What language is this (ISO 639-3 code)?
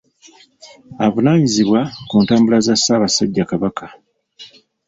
lug